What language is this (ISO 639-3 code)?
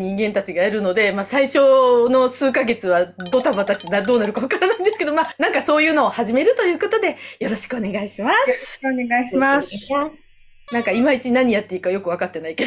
jpn